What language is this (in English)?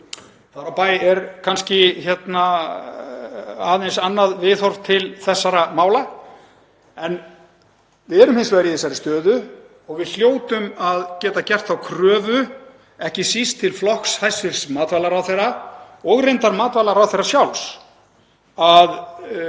Icelandic